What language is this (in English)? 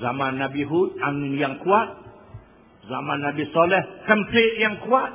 Malay